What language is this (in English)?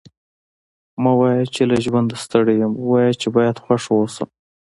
Pashto